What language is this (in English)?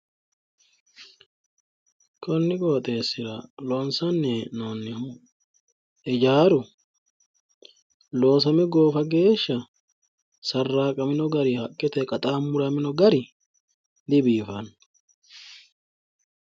Sidamo